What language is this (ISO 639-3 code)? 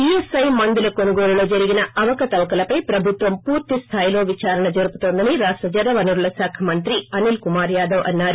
tel